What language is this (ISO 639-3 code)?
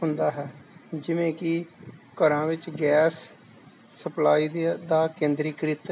pan